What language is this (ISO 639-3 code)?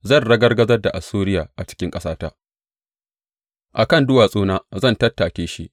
hau